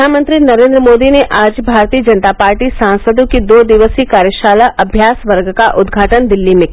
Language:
Hindi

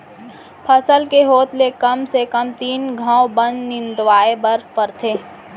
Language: Chhattisgarhi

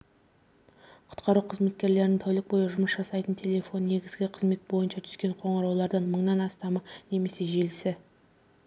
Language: Kazakh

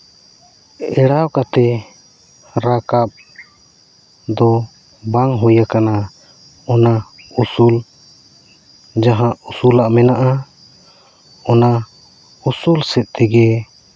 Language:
Santali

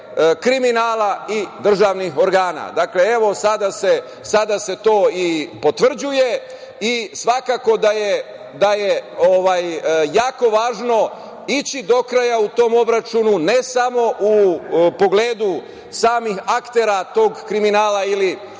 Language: Serbian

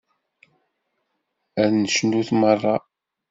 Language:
Kabyle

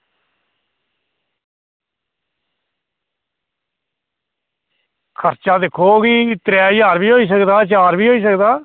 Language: Dogri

